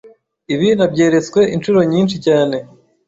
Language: Kinyarwanda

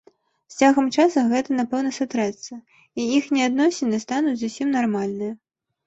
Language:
Belarusian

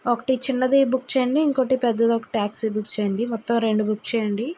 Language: Telugu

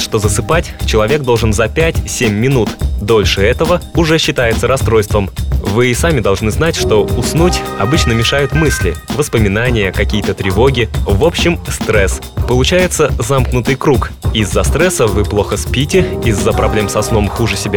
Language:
Russian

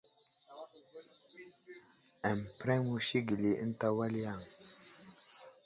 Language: Wuzlam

